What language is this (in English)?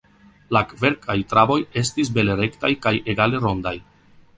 Esperanto